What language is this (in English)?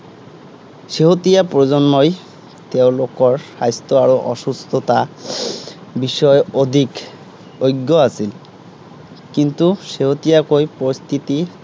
Assamese